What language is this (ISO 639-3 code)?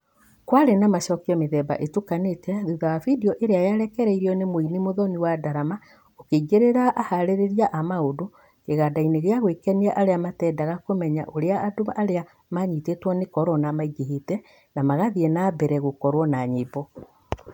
kik